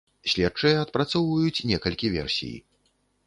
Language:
Belarusian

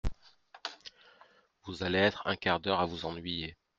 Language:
French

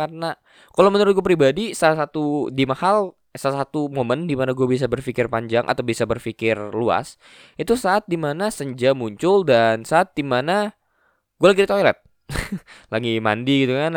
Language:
Indonesian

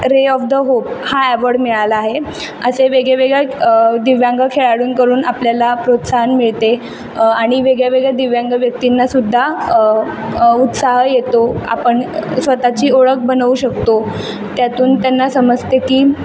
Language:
Marathi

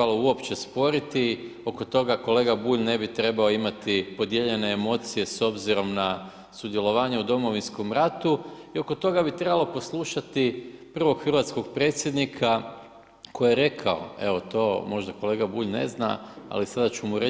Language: Croatian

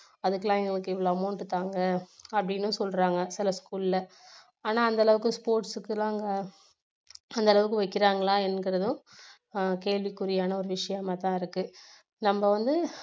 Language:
Tamil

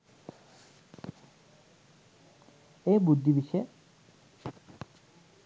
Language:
Sinhala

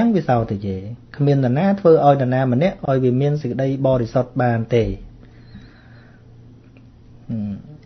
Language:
Vietnamese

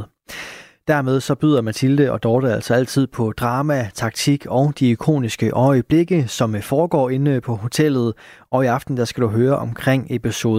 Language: Danish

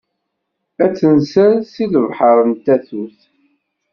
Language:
Kabyle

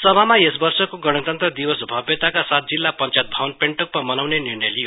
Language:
Nepali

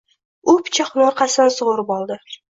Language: Uzbek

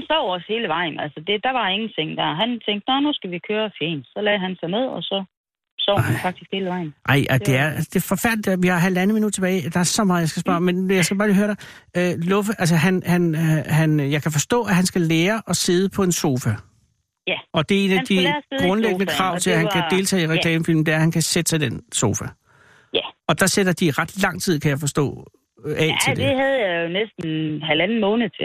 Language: Danish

